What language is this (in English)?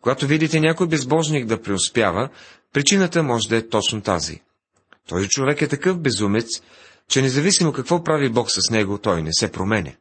Bulgarian